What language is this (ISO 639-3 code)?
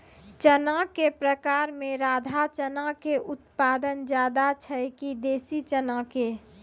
mai